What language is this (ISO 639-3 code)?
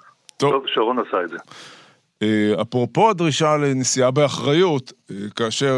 heb